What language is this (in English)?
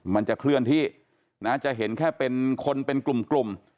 Thai